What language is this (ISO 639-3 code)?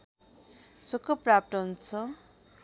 nep